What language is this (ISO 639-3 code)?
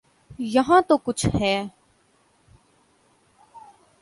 urd